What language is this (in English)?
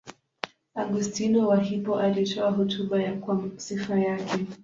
Swahili